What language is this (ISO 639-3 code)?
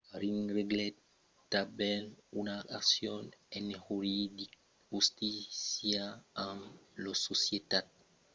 oci